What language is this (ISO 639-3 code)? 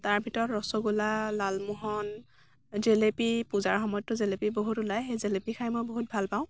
asm